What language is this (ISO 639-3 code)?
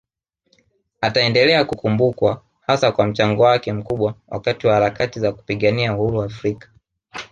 swa